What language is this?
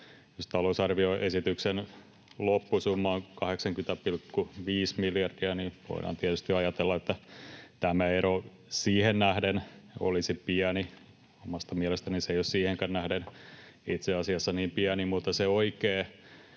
Finnish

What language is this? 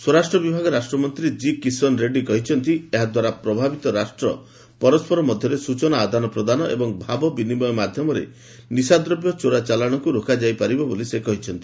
Odia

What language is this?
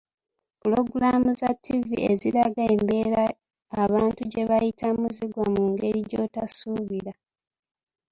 Ganda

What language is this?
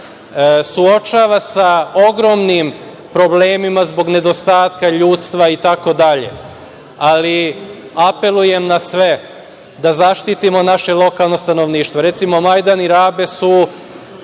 Serbian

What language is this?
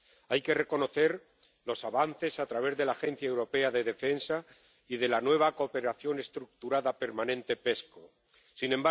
Spanish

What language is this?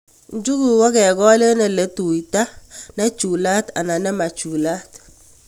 Kalenjin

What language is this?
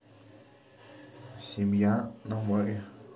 Russian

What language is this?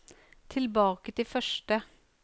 Norwegian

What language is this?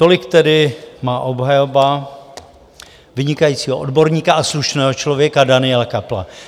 Czech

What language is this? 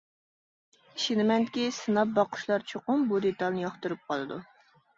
Uyghur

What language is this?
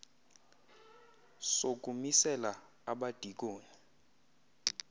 Xhosa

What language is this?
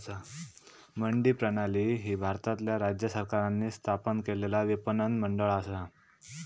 Marathi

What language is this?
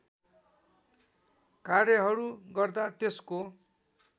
Nepali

